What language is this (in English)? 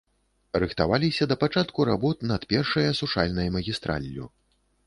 Belarusian